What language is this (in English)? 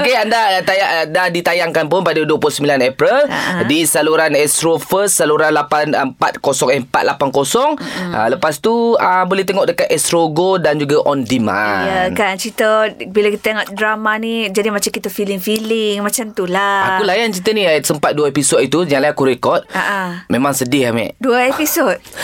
Malay